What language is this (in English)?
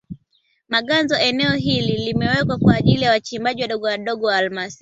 Swahili